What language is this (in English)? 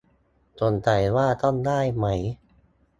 Thai